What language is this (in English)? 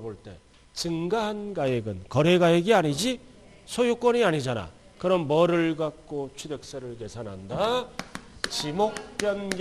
Korean